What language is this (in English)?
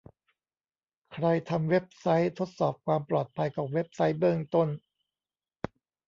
Thai